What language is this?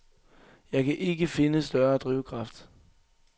Danish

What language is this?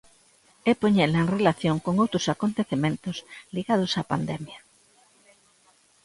Galician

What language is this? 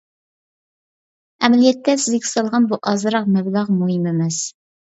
Uyghur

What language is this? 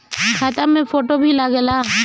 Bhojpuri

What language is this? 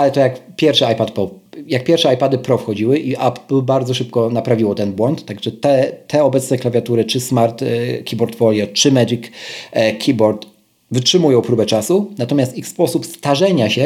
Polish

